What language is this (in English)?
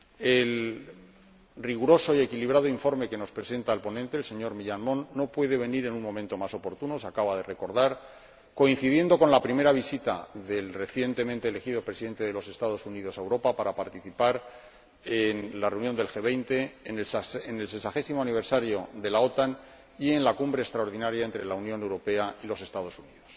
Spanish